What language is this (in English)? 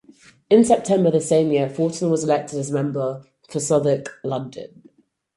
English